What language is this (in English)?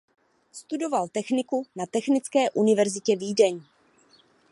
Czech